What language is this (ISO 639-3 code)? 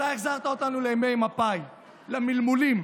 heb